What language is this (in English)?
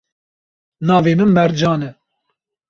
Kurdish